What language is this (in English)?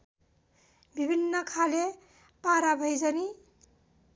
Nepali